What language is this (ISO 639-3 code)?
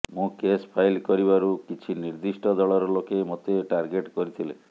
ori